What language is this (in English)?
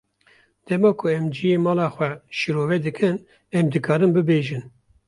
Kurdish